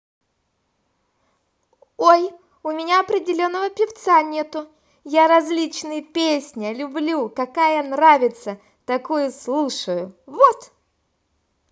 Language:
Russian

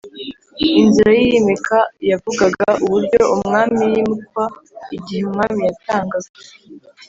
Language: Kinyarwanda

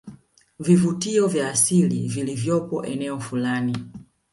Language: Swahili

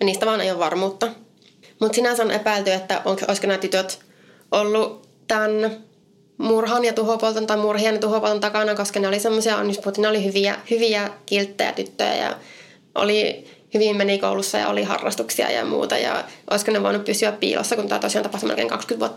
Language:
Finnish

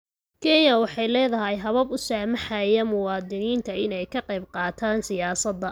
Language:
Somali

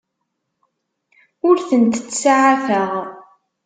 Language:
Kabyle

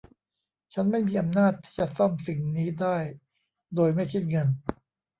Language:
Thai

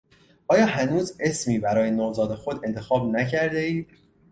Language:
Persian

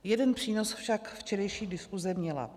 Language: Czech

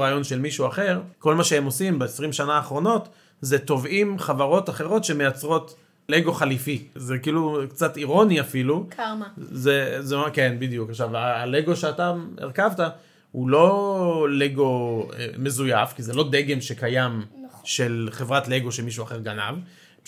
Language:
Hebrew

